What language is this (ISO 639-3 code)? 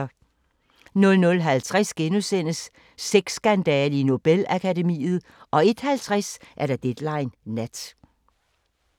dan